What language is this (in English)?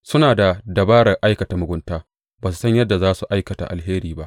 Hausa